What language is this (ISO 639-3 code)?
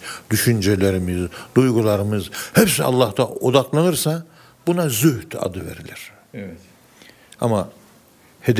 tur